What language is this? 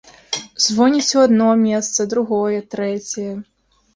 Belarusian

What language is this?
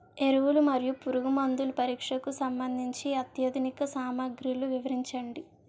Telugu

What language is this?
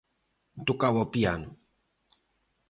Galician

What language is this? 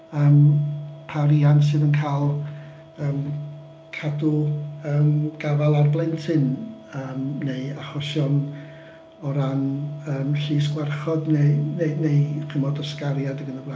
Welsh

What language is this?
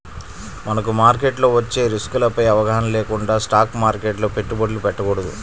Telugu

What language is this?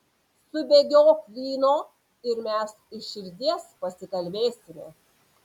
Lithuanian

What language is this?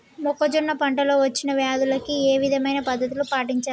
Telugu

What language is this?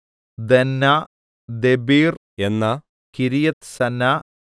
Malayalam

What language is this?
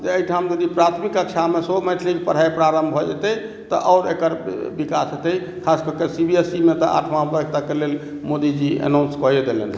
Maithili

